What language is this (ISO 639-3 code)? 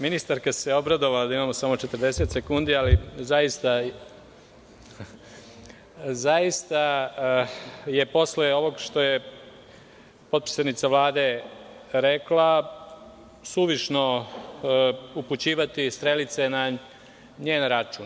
srp